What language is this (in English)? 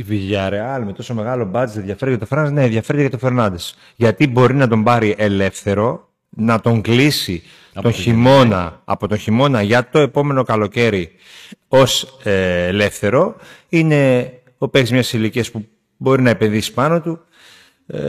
Greek